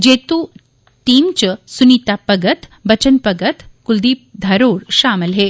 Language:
Dogri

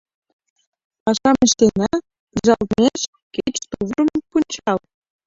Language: Mari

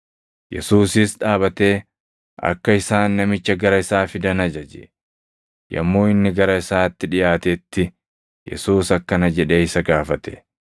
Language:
Oromo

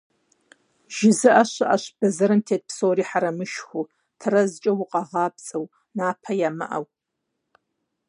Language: Kabardian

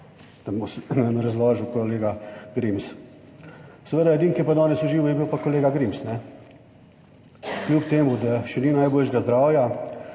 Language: Slovenian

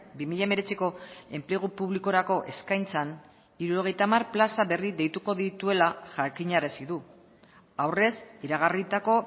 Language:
Basque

